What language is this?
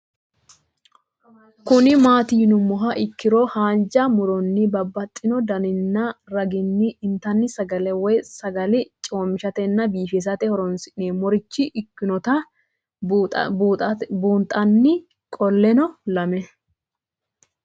Sidamo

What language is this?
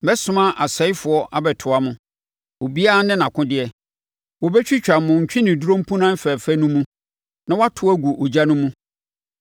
Akan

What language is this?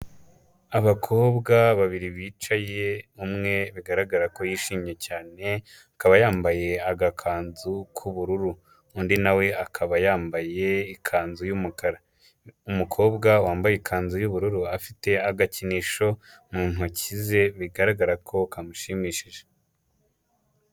Kinyarwanda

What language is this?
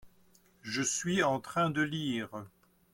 French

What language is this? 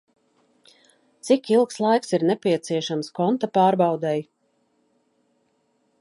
Latvian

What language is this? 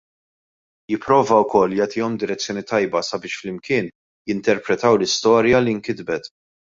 Maltese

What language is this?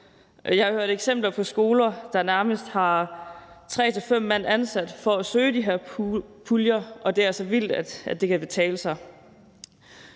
Danish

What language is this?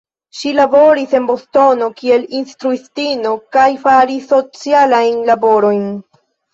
Esperanto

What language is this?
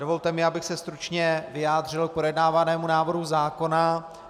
Czech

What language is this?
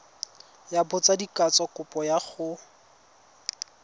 Tswana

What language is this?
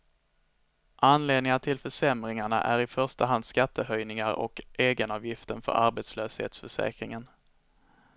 Swedish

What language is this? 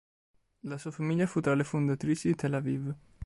Italian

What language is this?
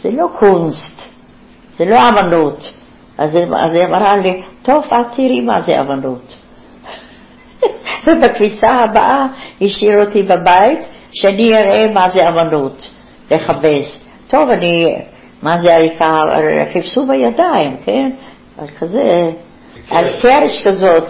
Hebrew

